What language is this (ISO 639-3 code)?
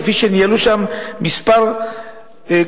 heb